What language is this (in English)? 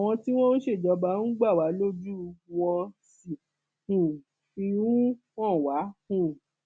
Yoruba